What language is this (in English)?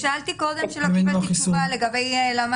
Hebrew